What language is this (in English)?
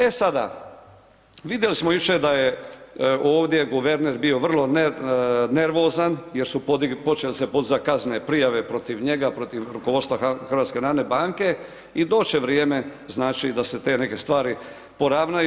Croatian